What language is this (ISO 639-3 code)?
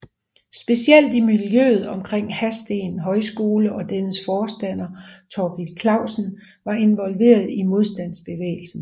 dan